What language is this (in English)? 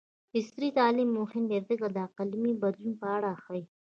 Pashto